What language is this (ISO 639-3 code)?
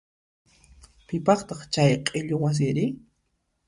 qxp